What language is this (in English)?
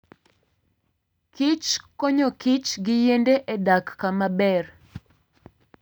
Luo (Kenya and Tanzania)